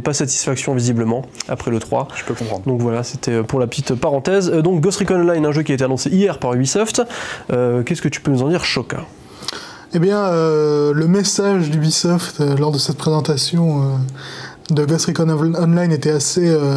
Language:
French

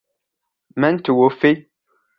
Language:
Arabic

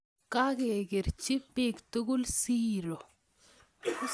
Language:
Kalenjin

